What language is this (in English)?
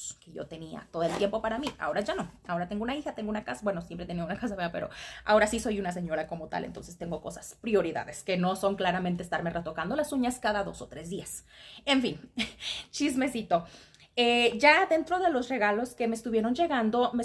Spanish